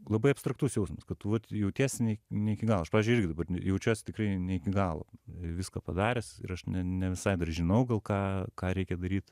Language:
Lithuanian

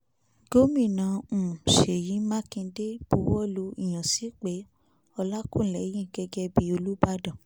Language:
Yoruba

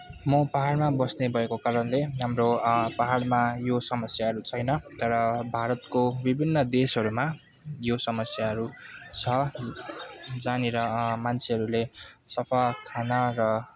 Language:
Nepali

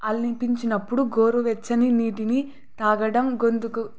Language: Telugu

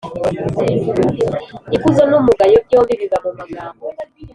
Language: Kinyarwanda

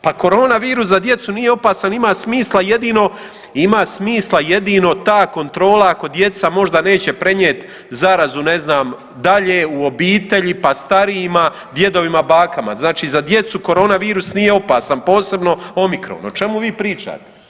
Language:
Croatian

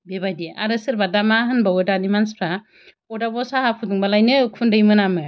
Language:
Bodo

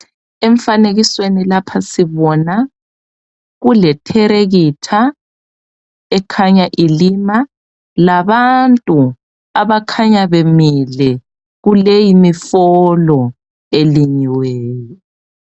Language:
North Ndebele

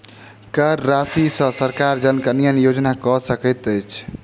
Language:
Maithili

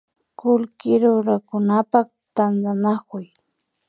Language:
Imbabura Highland Quichua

